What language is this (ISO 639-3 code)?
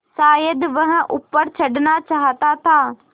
hin